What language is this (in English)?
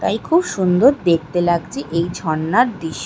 Bangla